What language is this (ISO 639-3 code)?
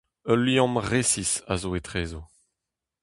bre